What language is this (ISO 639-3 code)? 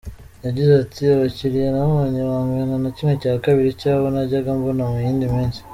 kin